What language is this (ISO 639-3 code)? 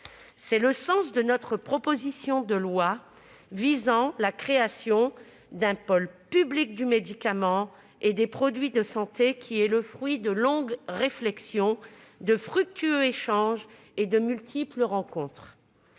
fra